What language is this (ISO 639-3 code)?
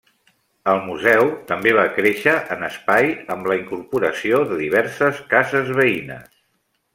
cat